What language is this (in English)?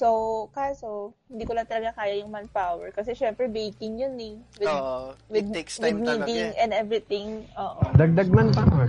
Filipino